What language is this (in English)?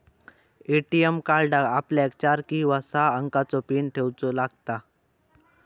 Marathi